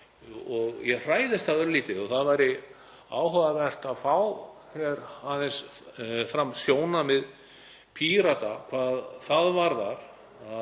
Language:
Icelandic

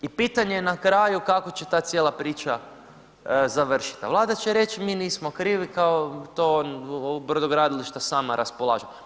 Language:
Croatian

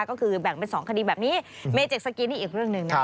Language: Thai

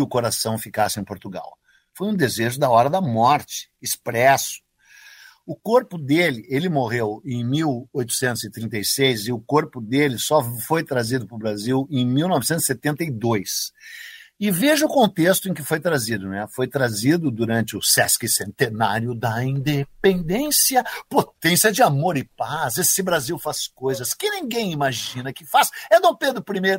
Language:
Portuguese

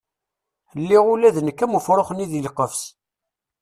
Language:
Kabyle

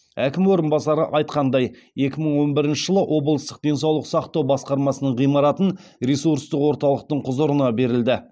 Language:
Kazakh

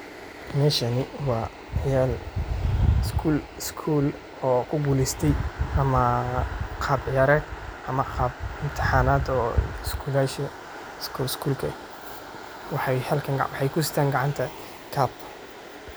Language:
Somali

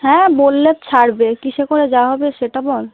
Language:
Bangla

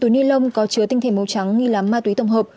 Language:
Vietnamese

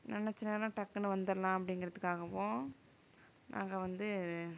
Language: Tamil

